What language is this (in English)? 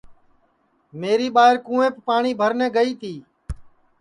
Sansi